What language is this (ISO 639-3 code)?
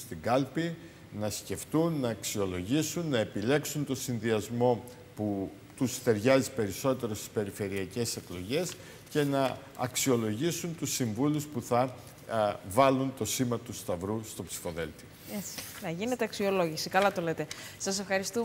ell